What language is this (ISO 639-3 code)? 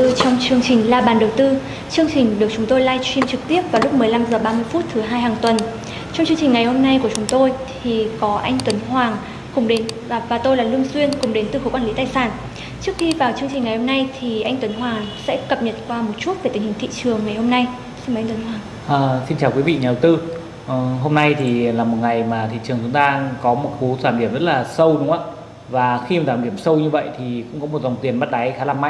vie